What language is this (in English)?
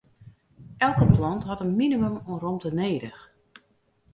Western Frisian